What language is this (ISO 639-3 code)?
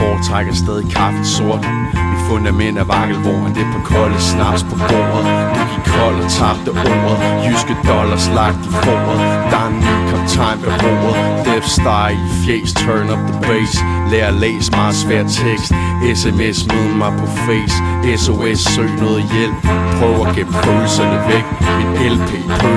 dan